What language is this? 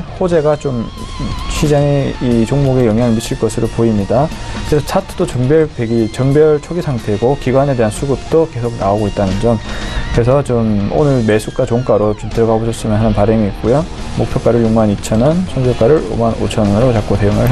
Korean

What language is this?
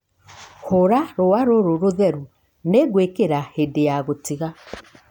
Kikuyu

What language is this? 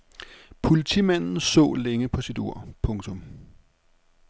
Danish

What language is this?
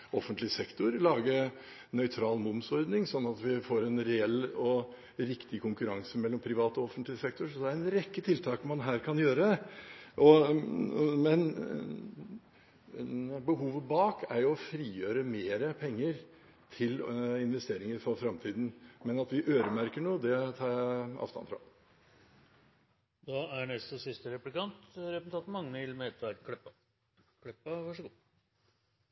Norwegian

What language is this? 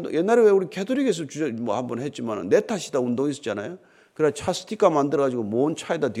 Korean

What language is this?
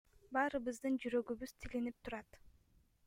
Kyrgyz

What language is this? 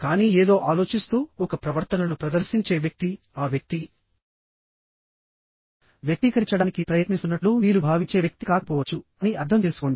Telugu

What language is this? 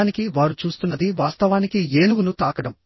Telugu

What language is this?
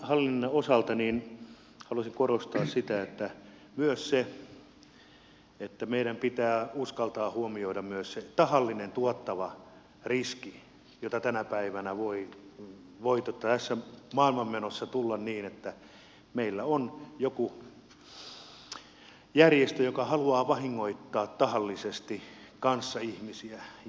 Finnish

